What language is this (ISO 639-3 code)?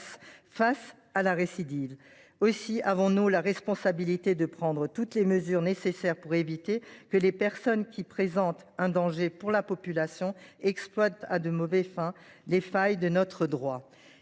fra